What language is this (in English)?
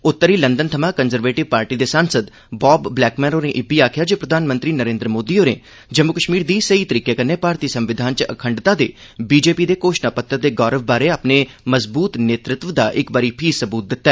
Dogri